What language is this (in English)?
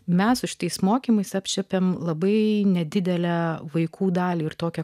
Lithuanian